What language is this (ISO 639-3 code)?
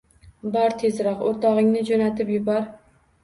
uzb